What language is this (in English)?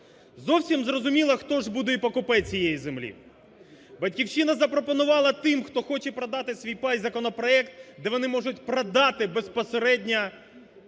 Ukrainian